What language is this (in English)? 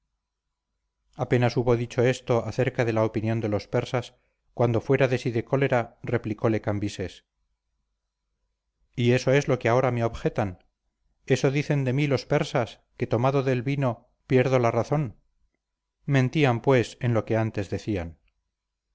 Spanish